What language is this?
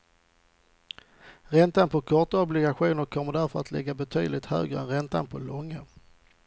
Swedish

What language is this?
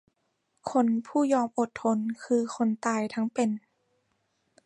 Thai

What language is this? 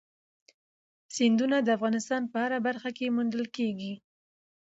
Pashto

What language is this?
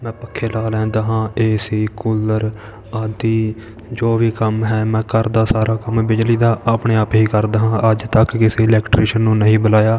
Punjabi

